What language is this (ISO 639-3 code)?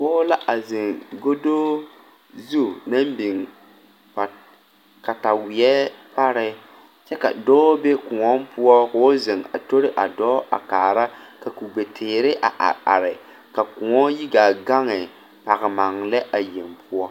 dga